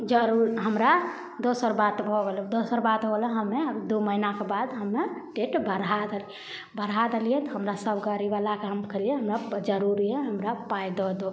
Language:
Maithili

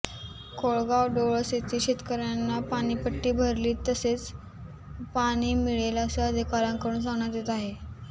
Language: Marathi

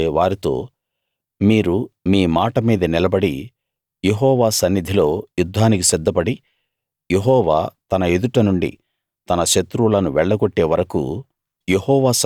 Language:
Telugu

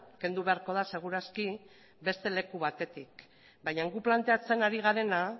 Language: Basque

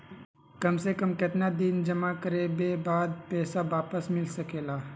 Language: Magahi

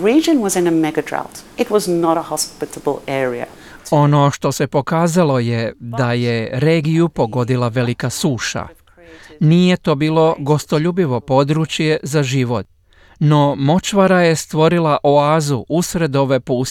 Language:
Croatian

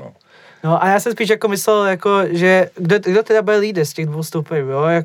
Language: Czech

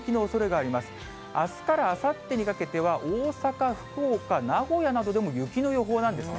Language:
Japanese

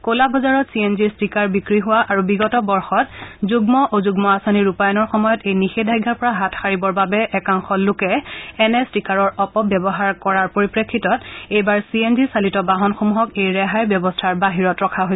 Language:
Assamese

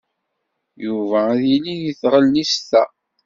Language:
Kabyle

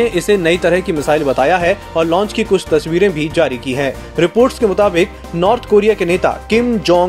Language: Hindi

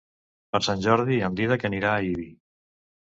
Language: Catalan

